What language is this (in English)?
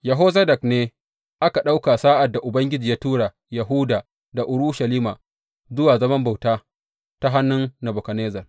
Hausa